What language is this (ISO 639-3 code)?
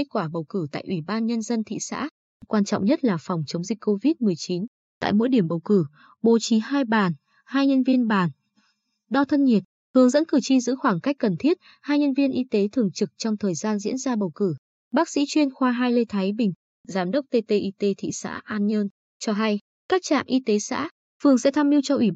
vie